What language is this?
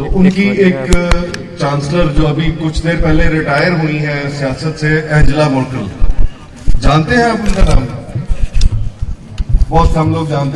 Hindi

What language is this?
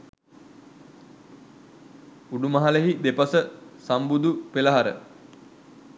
Sinhala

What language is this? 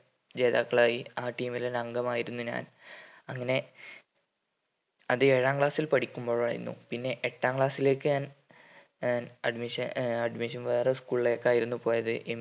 Malayalam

